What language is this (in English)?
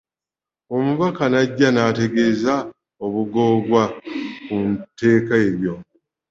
Ganda